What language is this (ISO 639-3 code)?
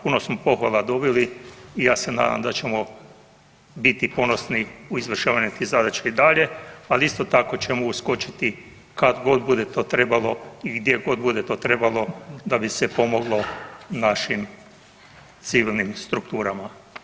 hrv